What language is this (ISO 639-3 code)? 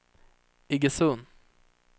swe